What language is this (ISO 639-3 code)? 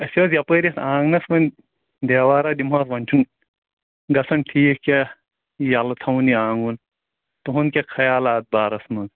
kas